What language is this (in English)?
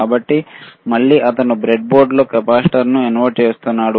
Telugu